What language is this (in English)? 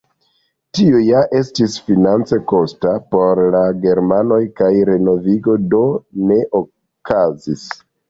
Esperanto